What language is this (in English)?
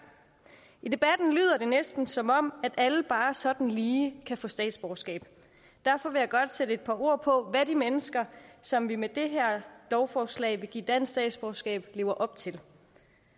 Danish